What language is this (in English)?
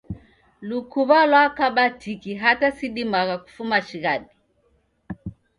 Taita